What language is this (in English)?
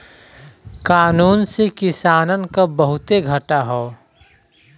Bhojpuri